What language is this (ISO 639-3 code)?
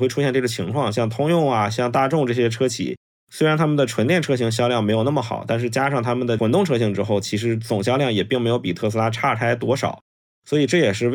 zho